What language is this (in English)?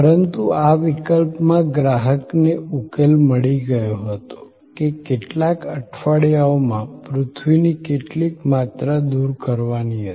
Gujarati